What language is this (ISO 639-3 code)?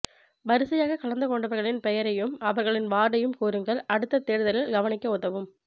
tam